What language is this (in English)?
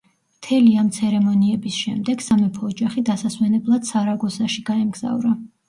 Georgian